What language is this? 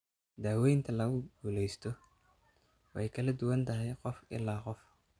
Somali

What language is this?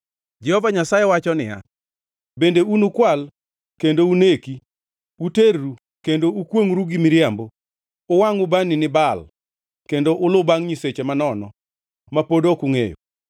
Luo (Kenya and Tanzania)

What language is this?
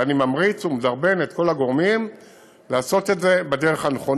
Hebrew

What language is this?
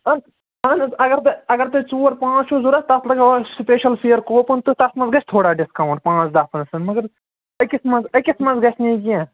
Kashmiri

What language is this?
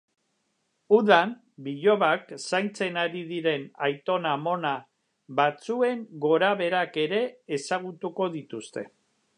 Basque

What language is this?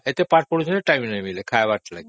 Odia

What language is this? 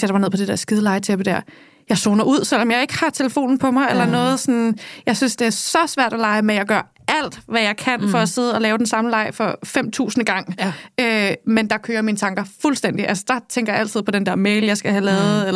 Danish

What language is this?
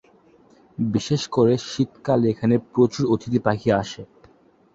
Bangla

